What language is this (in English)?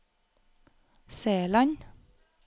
Norwegian